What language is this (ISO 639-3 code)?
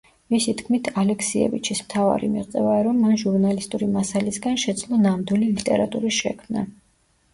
kat